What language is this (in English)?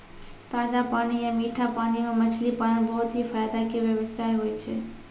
Maithili